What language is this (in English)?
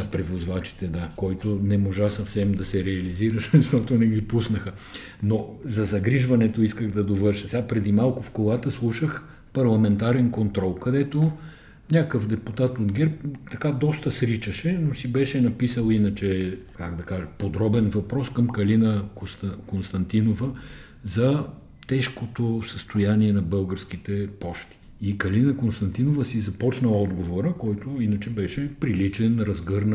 Bulgarian